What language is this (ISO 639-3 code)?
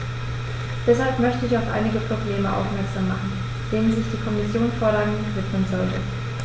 deu